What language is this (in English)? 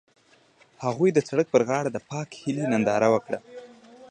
Pashto